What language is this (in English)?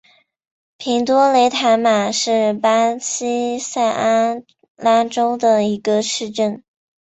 Chinese